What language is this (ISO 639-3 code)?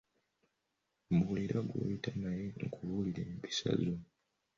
lug